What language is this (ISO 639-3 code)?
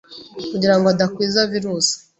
kin